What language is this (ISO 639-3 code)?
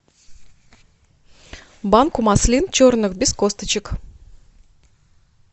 rus